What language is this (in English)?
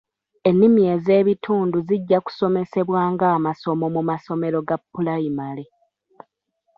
Ganda